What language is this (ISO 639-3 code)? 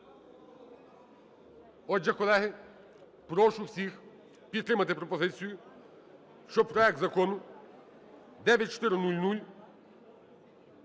ukr